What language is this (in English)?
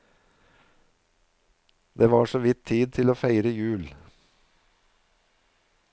Norwegian